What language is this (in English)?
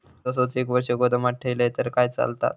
Marathi